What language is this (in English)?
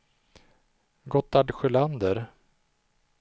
Swedish